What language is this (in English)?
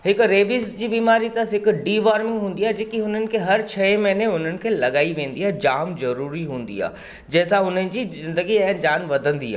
Sindhi